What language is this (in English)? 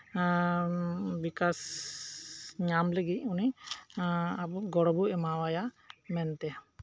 Santali